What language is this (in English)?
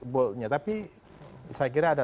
Indonesian